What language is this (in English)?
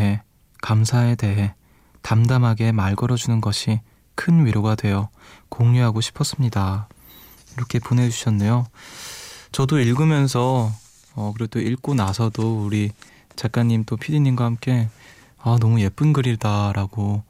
Korean